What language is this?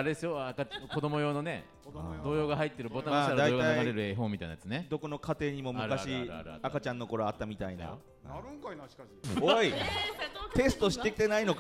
Japanese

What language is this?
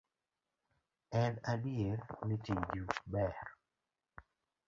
Luo (Kenya and Tanzania)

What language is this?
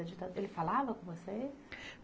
Portuguese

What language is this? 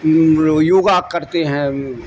Urdu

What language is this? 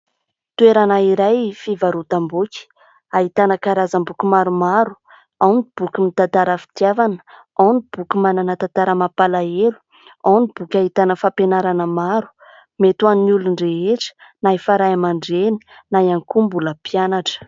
Malagasy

